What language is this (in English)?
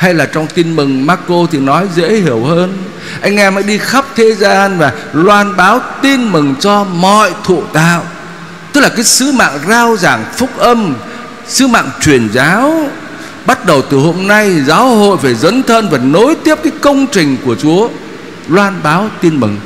Vietnamese